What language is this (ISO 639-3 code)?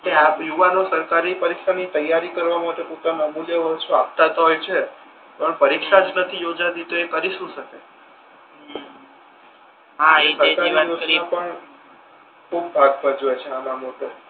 guj